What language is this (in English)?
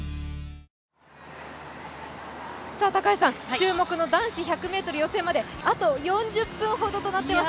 Japanese